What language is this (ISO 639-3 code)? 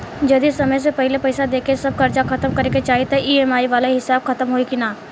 bho